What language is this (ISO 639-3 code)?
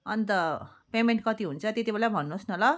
nep